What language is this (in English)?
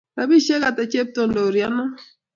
Kalenjin